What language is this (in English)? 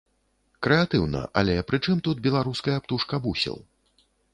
Belarusian